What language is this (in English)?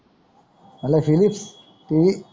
Marathi